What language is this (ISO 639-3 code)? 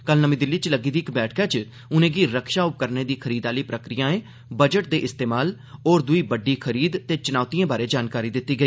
doi